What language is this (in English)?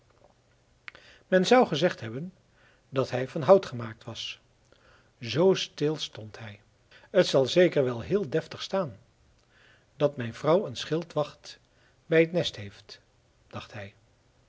Dutch